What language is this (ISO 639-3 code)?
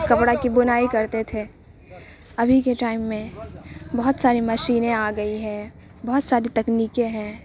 urd